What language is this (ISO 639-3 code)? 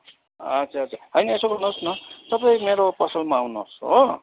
nep